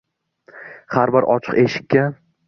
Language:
Uzbek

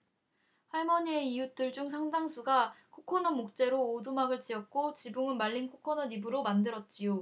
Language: Korean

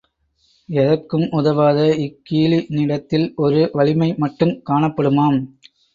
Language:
Tamil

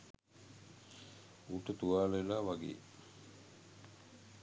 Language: Sinhala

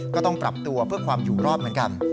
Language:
Thai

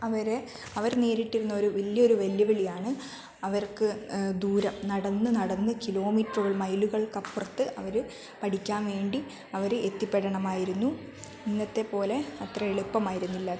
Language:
Malayalam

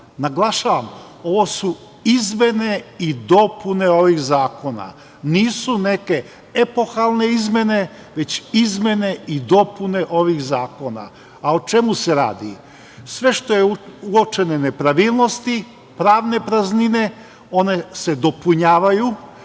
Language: Serbian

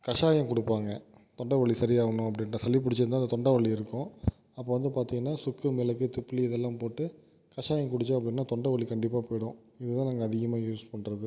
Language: Tamil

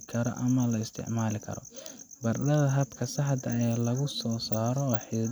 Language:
Somali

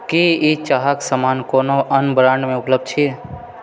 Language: Maithili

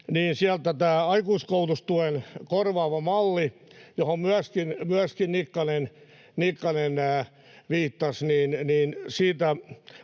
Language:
Finnish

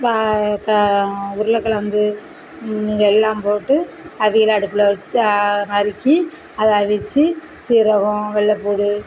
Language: Tamil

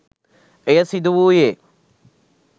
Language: Sinhala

